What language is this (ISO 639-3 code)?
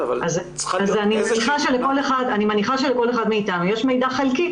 heb